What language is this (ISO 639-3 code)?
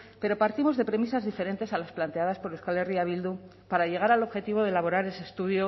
spa